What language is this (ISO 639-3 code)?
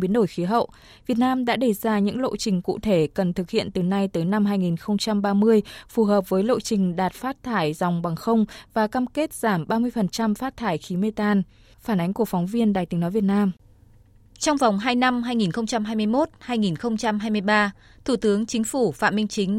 vie